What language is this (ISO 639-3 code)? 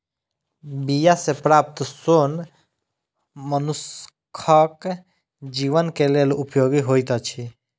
mai